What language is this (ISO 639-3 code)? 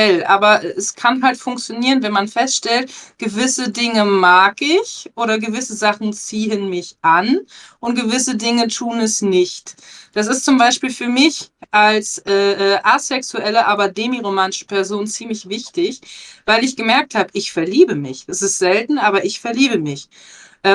deu